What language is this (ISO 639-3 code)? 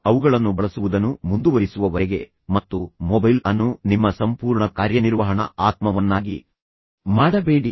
kan